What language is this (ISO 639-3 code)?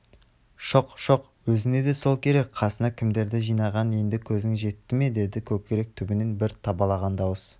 kaz